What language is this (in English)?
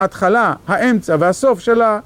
Hebrew